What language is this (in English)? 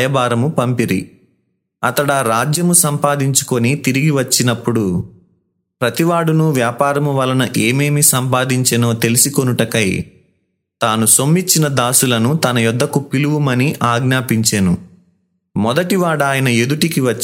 Telugu